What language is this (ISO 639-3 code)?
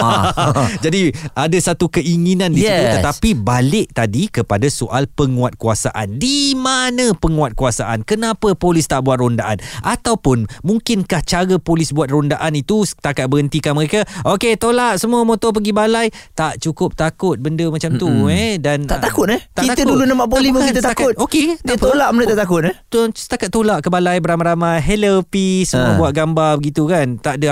msa